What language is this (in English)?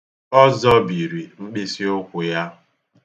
Igbo